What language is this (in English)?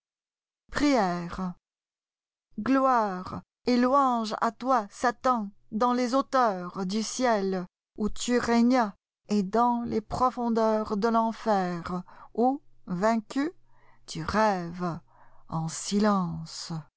French